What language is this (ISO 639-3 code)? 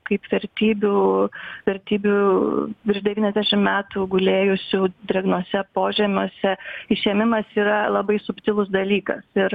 lit